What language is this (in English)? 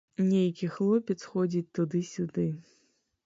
Belarusian